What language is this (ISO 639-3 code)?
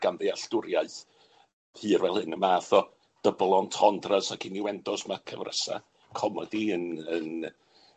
cym